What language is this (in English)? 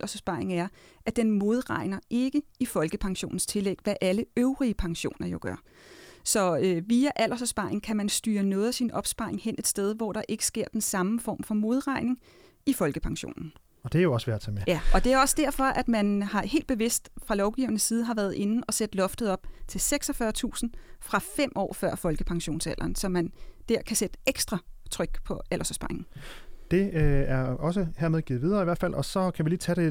Danish